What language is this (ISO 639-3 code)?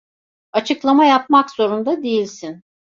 tur